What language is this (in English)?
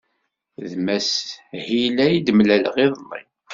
Kabyle